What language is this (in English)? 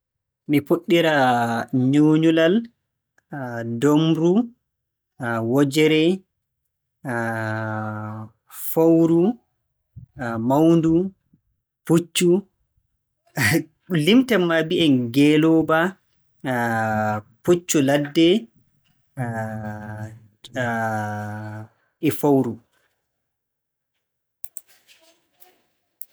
Borgu Fulfulde